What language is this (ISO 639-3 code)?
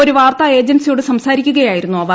mal